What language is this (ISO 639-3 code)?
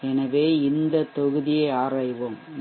tam